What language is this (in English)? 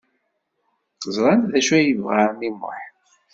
Kabyle